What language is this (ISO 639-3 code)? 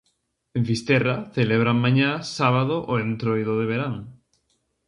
glg